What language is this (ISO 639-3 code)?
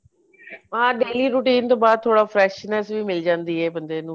pan